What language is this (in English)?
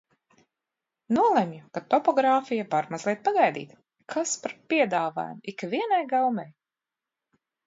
Latvian